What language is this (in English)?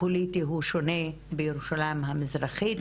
Hebrew